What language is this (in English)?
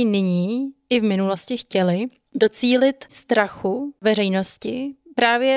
Czech